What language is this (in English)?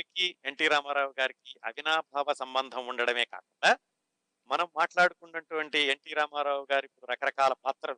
Telugu